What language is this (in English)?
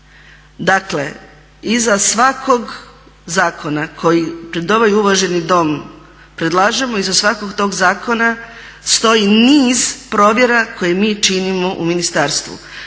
Croatian